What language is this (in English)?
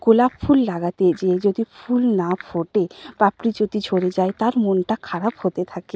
Bangla